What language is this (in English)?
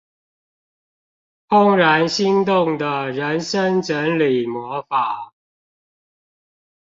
Chinese